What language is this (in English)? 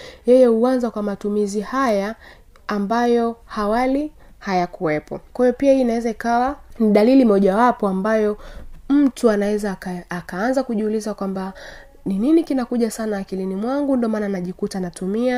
Swahili